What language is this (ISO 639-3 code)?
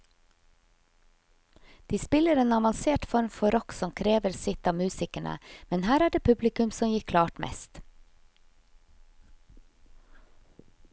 nor